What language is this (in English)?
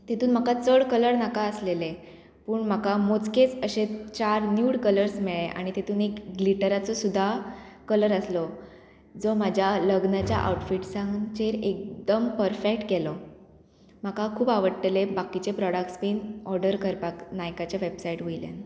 Konkani